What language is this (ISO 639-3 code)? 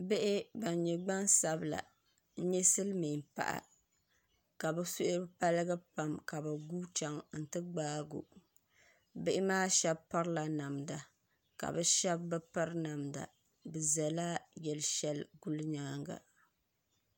dag